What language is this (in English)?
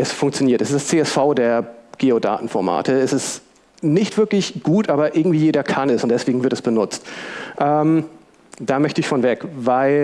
German